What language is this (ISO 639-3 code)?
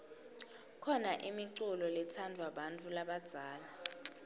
ssw